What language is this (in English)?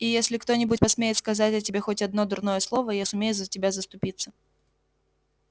Russian